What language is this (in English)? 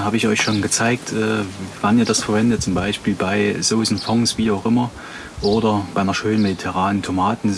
German